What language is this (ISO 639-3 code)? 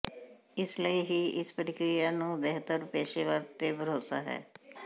pan